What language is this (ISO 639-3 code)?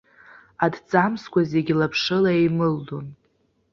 abk